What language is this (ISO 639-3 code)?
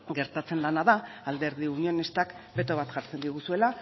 eus